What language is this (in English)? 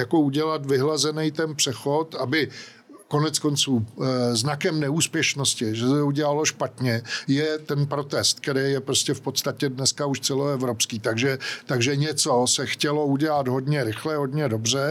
Czech